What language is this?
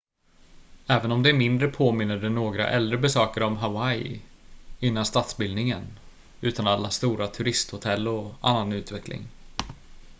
Swedish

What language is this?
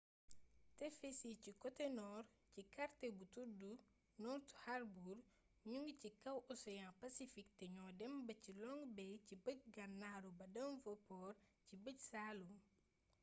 Wolof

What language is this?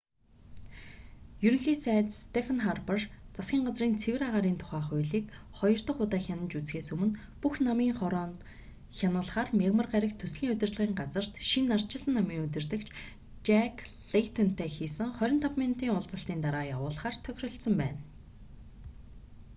Mongolian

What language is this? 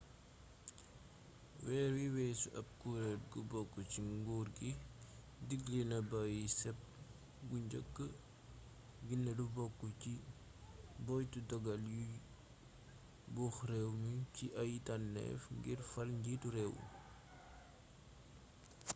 Wolof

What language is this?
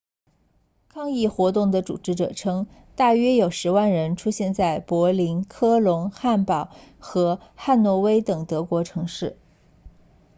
Chinese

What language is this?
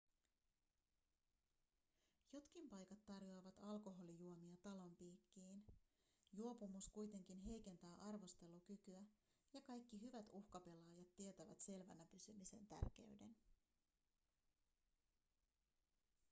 Finnish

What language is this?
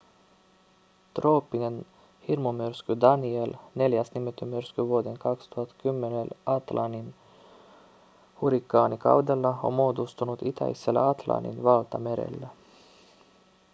Finnish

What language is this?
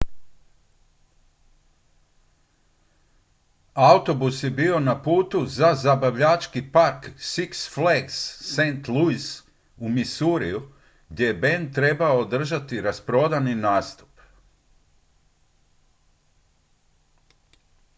Croatian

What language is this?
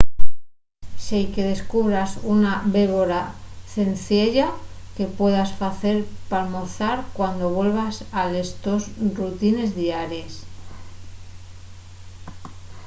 Asturian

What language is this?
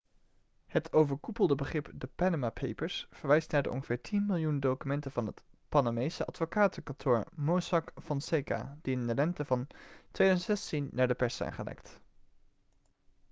Dutch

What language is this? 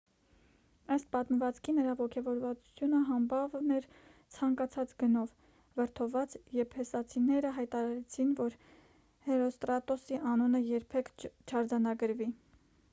Armenian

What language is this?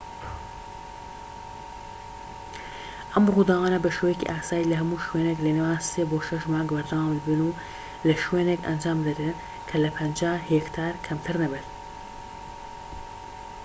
Central Kurdish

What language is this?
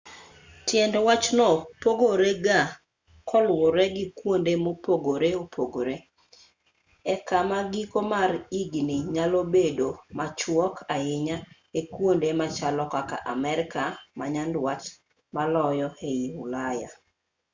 Luo (Kenya and Tanzania)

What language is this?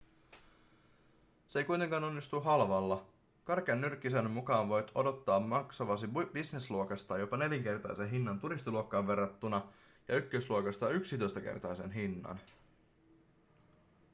Finnish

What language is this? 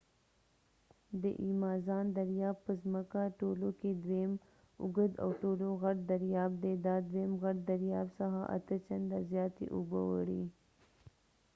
Pashto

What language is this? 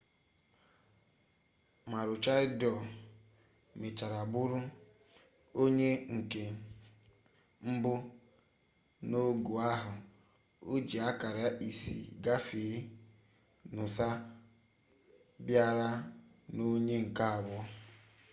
Igbo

